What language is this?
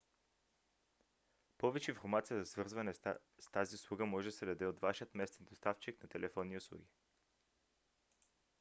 Bulgarian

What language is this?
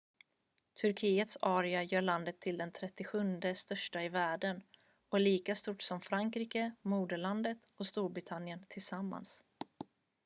Swedish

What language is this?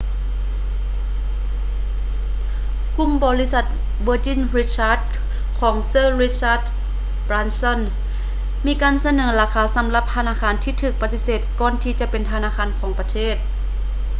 Lao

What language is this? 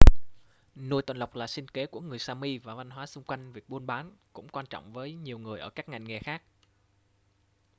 Vietnamese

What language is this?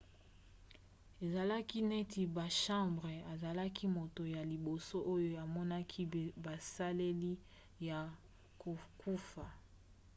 Lingala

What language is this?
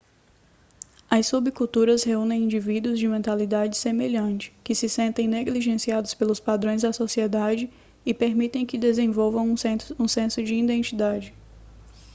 Portuguese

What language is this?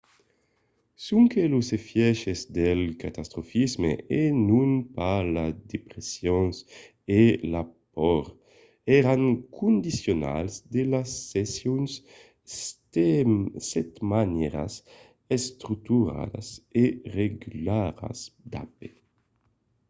Occitan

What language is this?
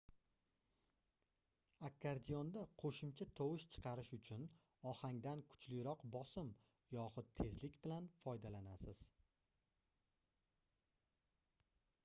Uzbek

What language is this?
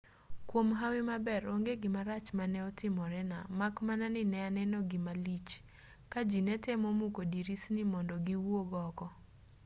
Luo (Kenya and Tanzania)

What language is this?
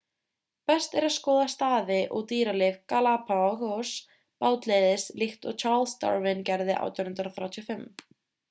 Icelandic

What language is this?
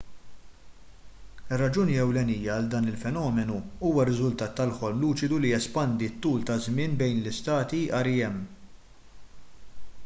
Maltese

